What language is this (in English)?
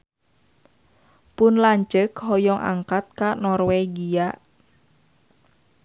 Sundanese